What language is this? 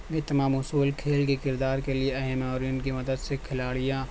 Urdu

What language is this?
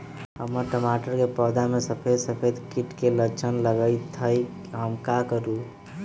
Magahi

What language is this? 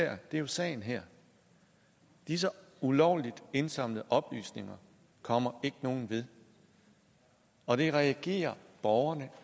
Danish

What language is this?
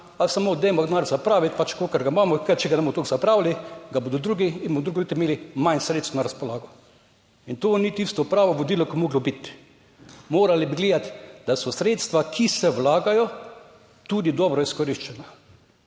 Slovenian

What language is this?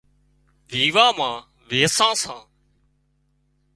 Wadiyara Koli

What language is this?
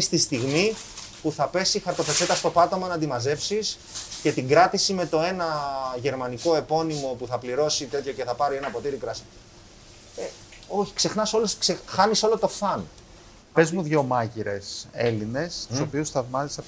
Greek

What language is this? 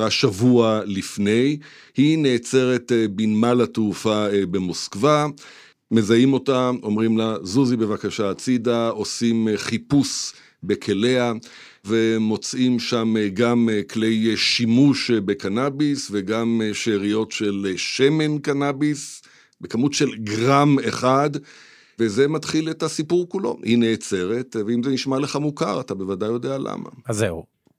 Hebrew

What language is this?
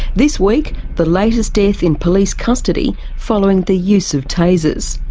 English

